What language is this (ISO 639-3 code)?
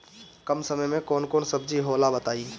bho